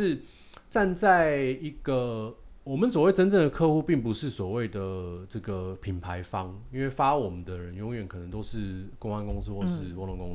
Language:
Chinese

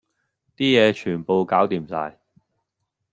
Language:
Cantonese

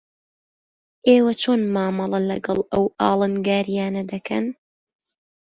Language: Central Kurdish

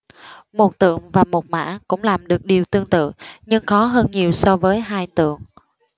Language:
Vietnamese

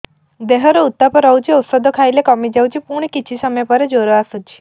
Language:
Odia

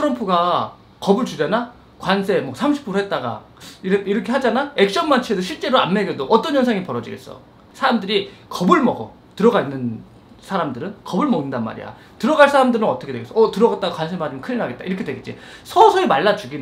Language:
Korean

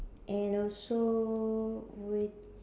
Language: English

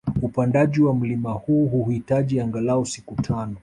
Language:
Swahili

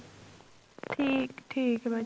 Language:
Punjabi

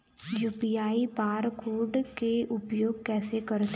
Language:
Chhattisgarhi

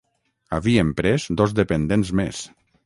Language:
Catalan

